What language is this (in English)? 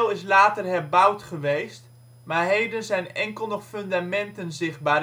Dutch